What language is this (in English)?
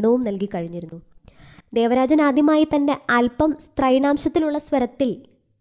Malayalam